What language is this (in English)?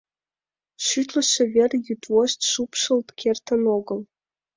Mari